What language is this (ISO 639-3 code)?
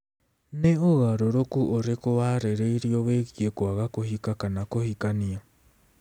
kik